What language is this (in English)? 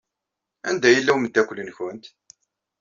Kabyle